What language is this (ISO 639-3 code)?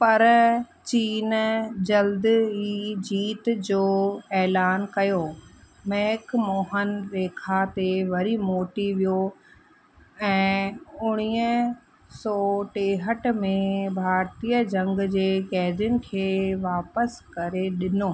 snd